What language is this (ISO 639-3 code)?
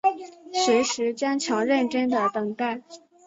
zho